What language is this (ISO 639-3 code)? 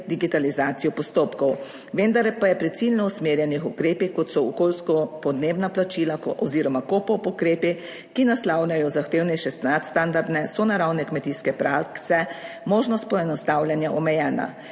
slv